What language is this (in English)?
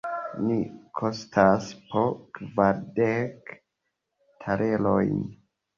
Esperanto